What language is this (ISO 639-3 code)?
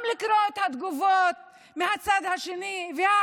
heb